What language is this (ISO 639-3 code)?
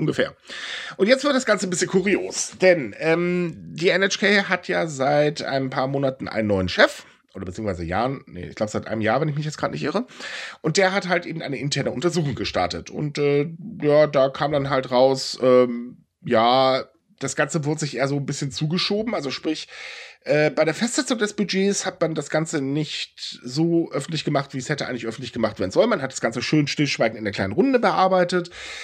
deu